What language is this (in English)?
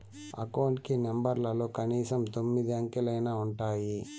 Telugu